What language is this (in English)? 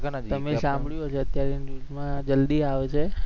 Gujarati